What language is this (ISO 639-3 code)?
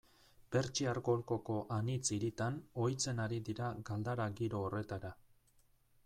eus